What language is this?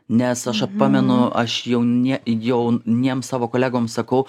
Lithuanian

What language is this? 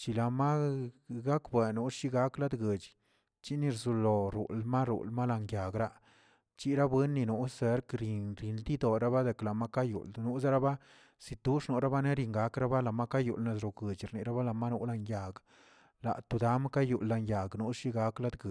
Tilquiapan Zapotec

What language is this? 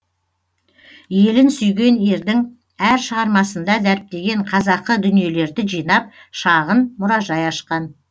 Kazakh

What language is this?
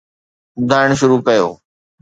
Sindhi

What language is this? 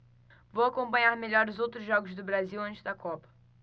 Portuguese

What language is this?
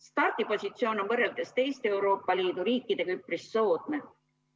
Estonian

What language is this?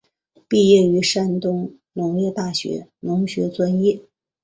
Chinese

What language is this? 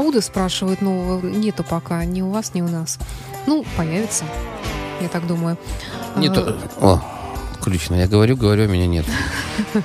Russian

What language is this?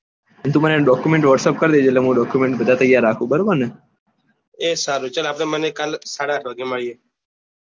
Gujarati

